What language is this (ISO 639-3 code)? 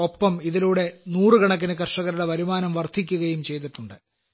mal